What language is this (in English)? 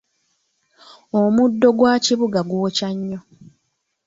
Ganda